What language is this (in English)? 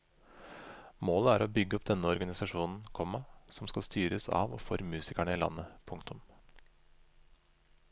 Norwegian